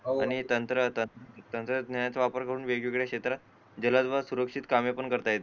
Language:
Marathi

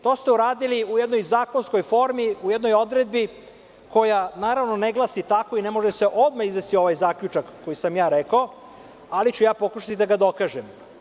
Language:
Serbian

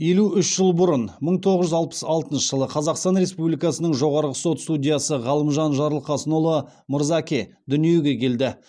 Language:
Kazakh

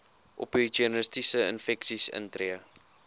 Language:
Afrikaans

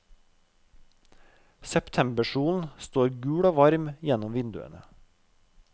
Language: Norwegian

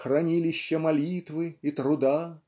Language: Russian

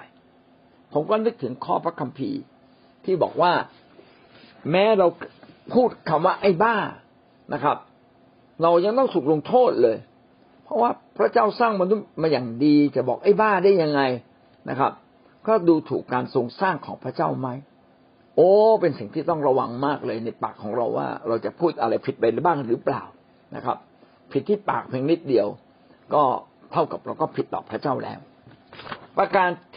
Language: Thai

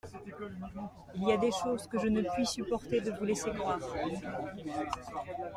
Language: French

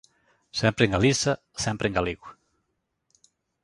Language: Galician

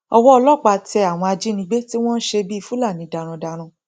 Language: Yoruba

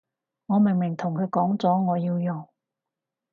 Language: Cantonese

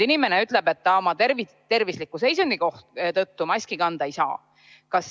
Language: Estonian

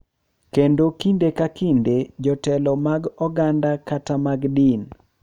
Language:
Luo (Kenya and Tanzania)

